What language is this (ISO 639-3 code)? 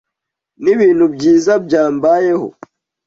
kin